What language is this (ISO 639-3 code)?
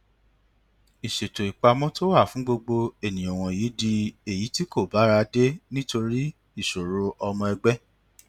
yor